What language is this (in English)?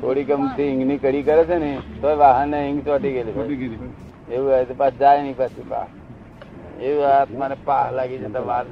Gujarati